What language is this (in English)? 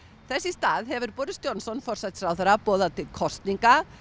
Icelandic